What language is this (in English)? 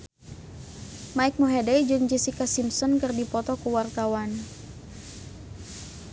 Sundanese